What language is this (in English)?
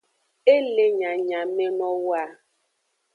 Aja (Benin)